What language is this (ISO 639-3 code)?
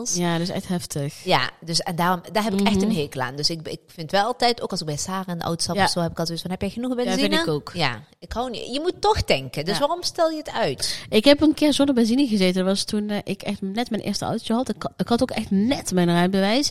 nld